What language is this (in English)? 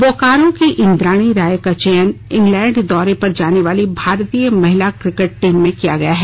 Hindi